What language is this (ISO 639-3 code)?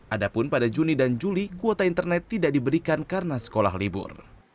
ind